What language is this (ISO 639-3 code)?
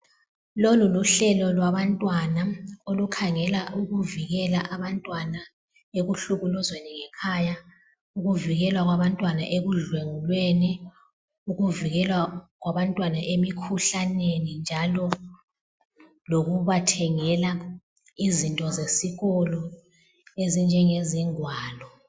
nde